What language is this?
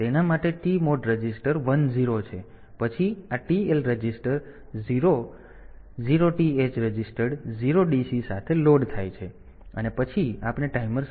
Gujarati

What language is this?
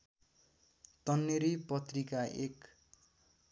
Nepali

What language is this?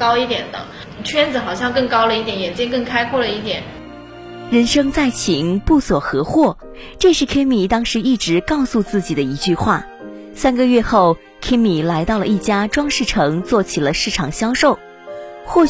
Chinese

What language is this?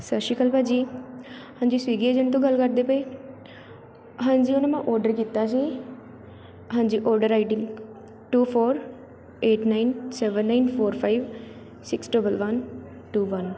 Punjabi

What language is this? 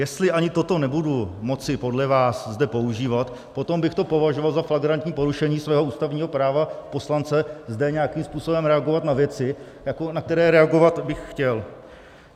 Czech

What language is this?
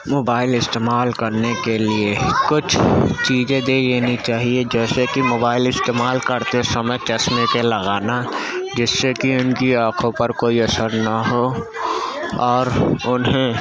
Urdu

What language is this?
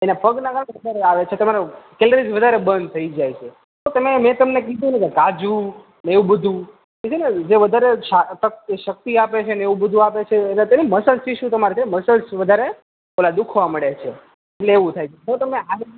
Gujarati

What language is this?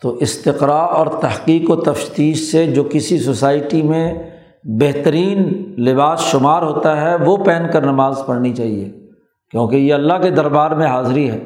Urdu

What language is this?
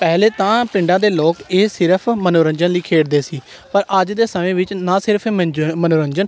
Punjabi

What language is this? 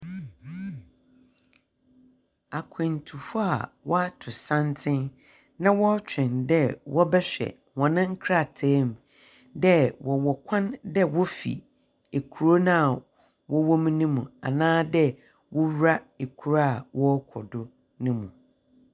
Akan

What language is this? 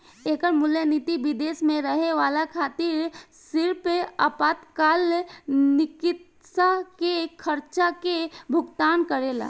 Bhojpuri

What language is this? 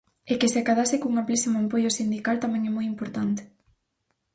Galician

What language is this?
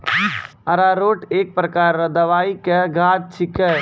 Maithili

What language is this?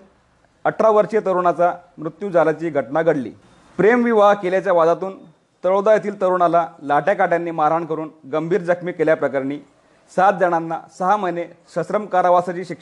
Marathi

